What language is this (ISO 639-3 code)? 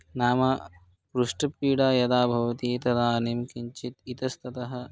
san